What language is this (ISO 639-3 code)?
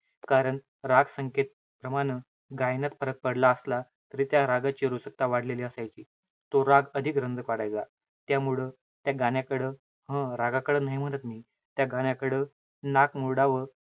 mar